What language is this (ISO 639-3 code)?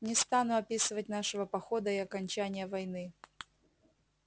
rus